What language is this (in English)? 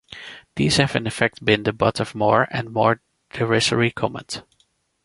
English